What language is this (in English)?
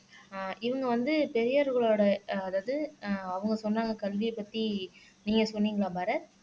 Tamil